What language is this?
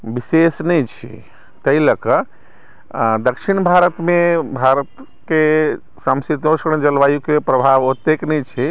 Maithili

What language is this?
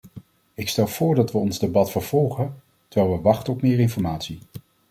Dutch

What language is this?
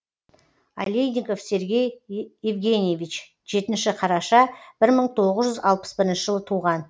Kazakh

